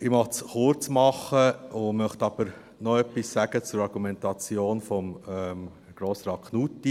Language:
Swiss German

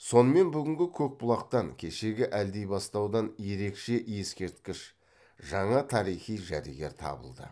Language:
Kazakh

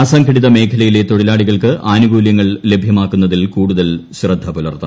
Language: Malayalam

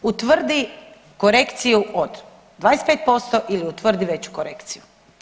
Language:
Croatian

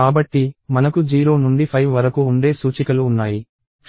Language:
Telugu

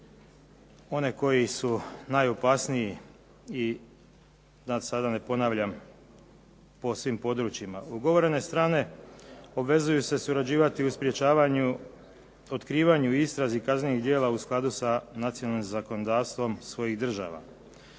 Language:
Croatian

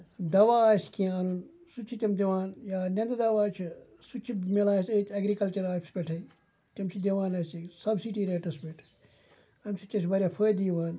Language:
Kashmiri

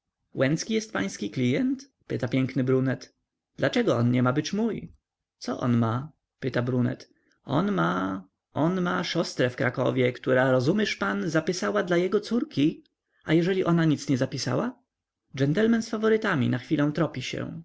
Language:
Polish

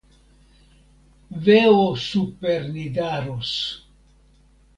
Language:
Esperanto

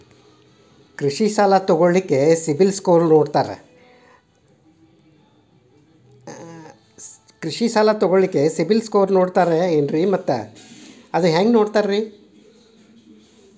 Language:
Kannada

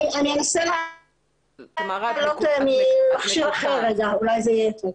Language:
Hebrew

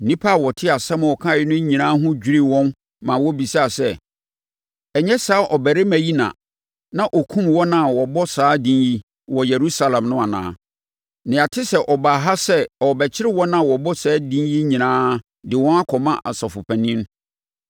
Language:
Akan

